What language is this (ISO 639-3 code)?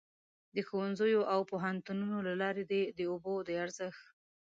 pus